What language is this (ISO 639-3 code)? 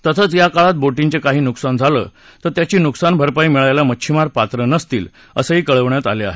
mar